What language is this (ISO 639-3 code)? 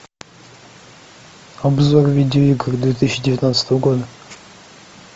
rus